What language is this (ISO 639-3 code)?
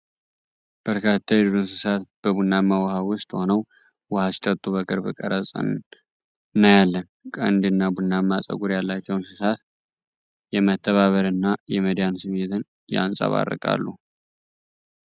amh